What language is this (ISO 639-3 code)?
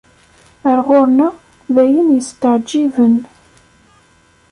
kab